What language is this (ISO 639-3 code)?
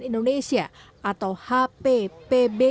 ind